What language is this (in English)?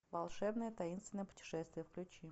Russian